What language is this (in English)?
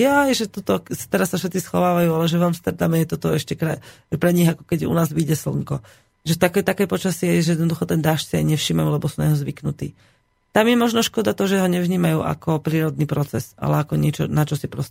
Slovak